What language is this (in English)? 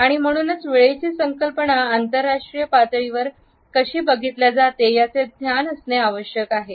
Marathi